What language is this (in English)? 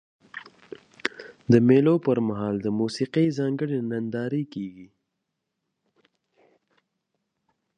Pashto